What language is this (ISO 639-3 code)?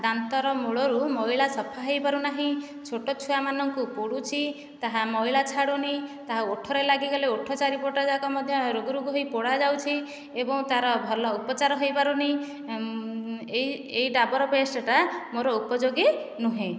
ori